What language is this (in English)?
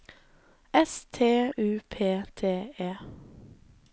Norwegian